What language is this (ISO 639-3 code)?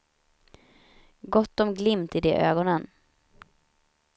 swe